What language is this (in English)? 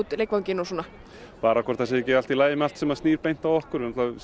Icelandic